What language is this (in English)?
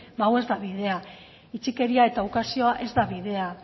Basque